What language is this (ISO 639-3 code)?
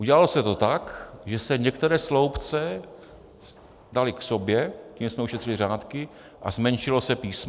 ces